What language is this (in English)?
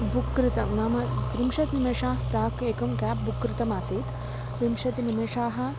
Sanskrit